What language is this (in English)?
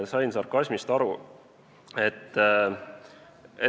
Estonian